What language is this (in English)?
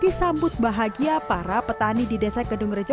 Indonesian